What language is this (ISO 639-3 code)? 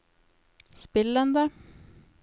nor